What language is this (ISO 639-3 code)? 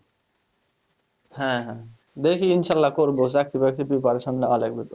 ben